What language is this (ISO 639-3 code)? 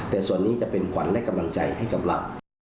tha